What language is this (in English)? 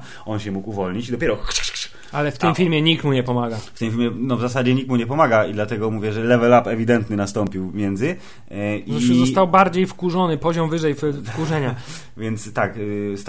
Polish